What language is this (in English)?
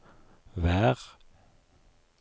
Norwegian